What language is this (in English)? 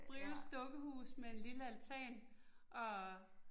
Danish